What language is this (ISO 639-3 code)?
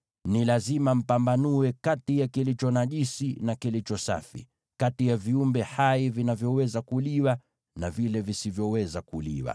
swa